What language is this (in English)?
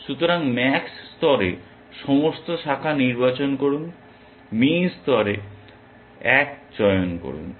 Bangla